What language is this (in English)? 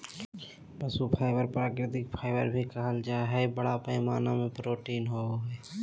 Magahi